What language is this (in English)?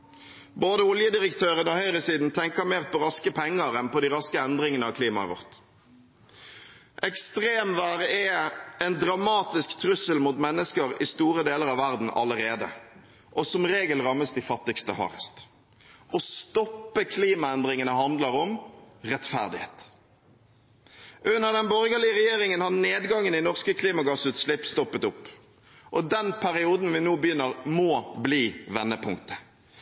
Norwegian Bokmål